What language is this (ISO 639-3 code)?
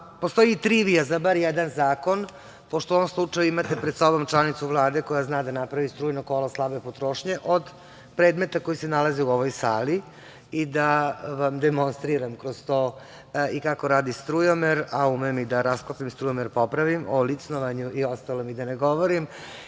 srp